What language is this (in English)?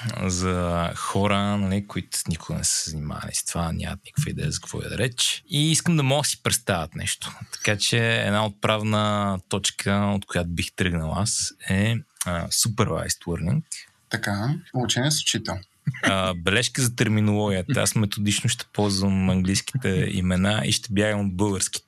Bulgarian